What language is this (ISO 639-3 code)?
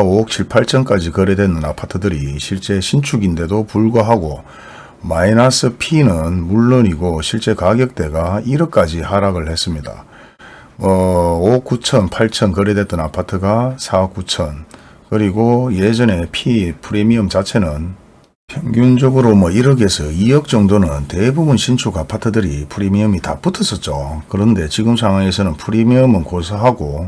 kor